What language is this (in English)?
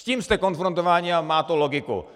Czech